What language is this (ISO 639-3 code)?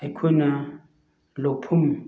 mni